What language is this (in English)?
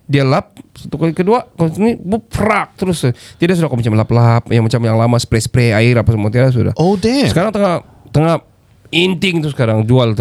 Malay